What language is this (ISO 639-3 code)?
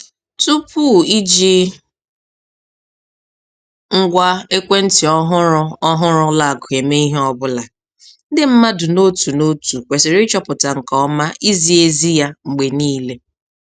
ibo